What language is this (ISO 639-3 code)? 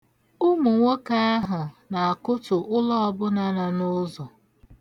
ibo